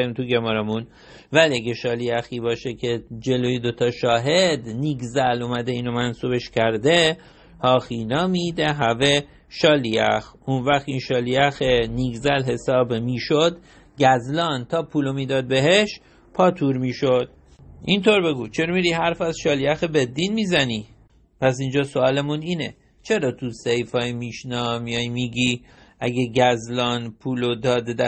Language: Persian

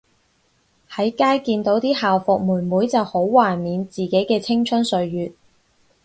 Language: Cantonese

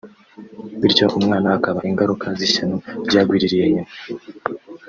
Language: Kinyarwanda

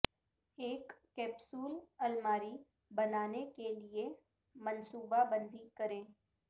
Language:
Urdu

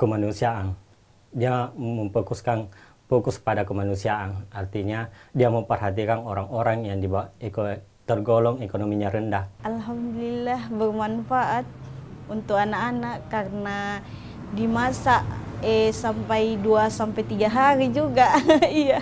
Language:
Indonesian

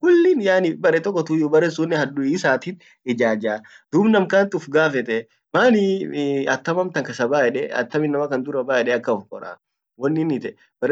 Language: Orma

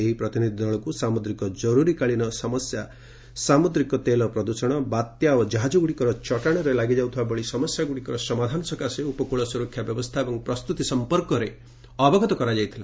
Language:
Odia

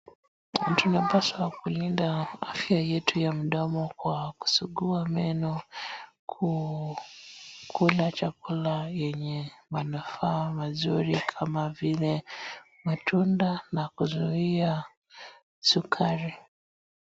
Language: Swahili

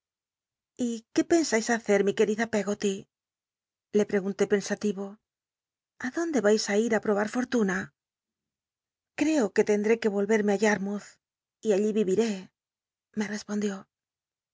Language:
Spanish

